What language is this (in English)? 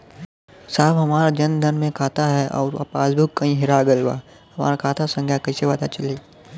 Bhojpuri